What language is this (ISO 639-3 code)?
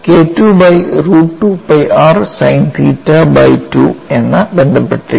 mal